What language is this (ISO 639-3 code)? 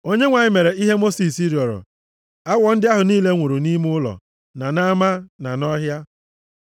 ibo